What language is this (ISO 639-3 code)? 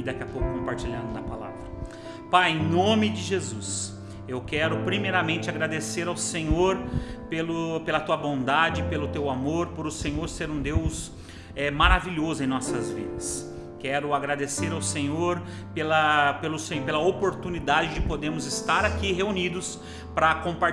por